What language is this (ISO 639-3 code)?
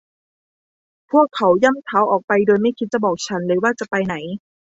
tha